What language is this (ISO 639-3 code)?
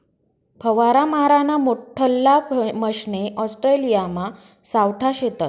mar